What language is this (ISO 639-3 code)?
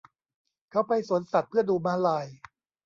tha